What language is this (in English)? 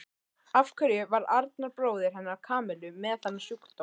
Icelandic